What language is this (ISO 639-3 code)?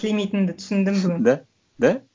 kaz